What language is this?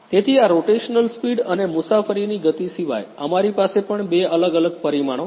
Gujarati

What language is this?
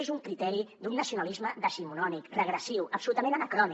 Catalan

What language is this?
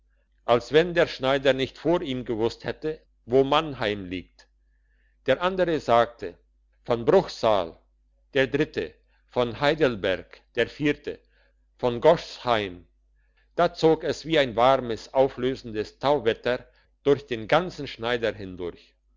German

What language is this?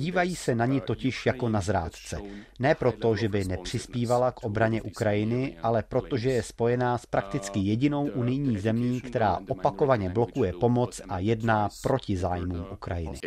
Czech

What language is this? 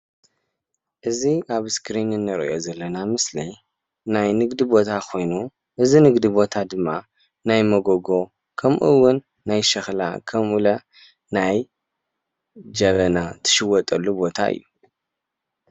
Tigrinya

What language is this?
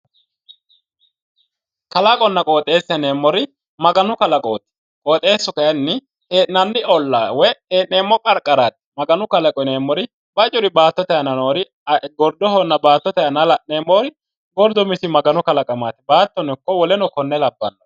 Sidamo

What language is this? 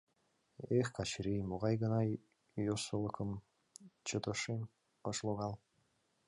Mari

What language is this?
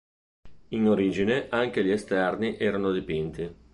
Italian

